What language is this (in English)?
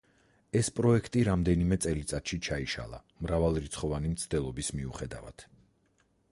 Georgian